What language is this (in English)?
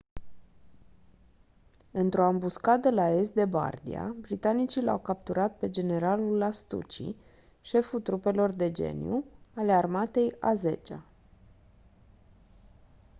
Romanian